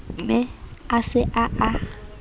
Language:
Southern Sotho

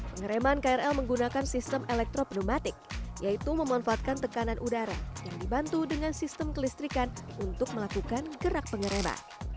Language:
Indonesian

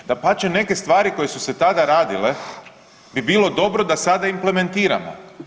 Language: Croatian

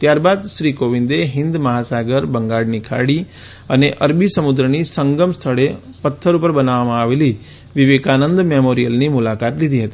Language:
Gujarati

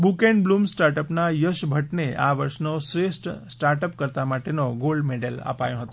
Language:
Gujarati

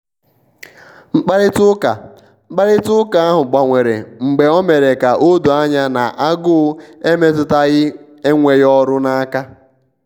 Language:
Igbo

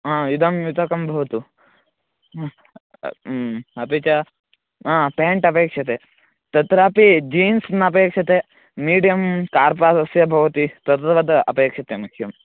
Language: Sanskrit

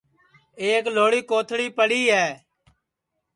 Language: Sansi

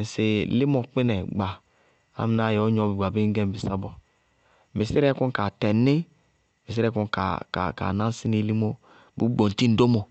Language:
Bago-Kusuntu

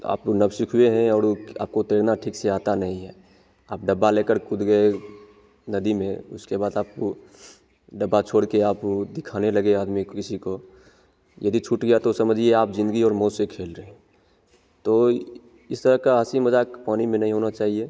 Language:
Hindi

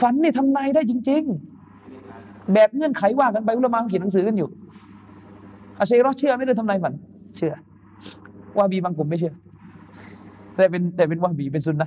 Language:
Thai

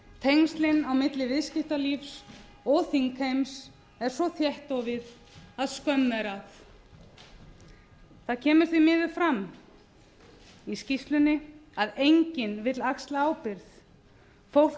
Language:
Icelandic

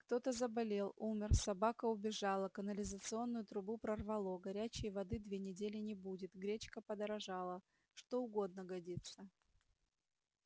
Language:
Russian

